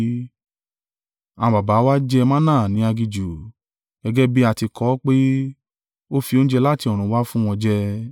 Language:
Yoruba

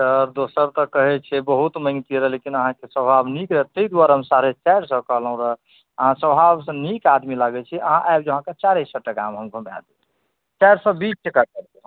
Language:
Maithili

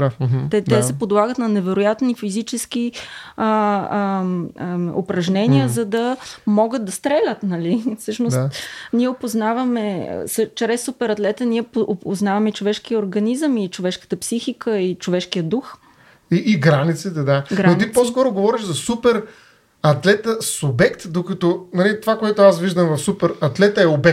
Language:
Bulgarian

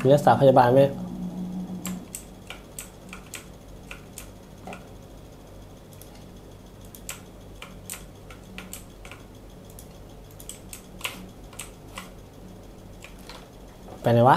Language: Thai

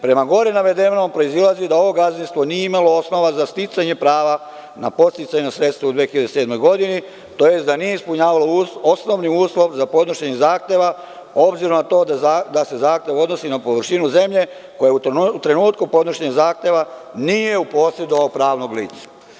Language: Serbian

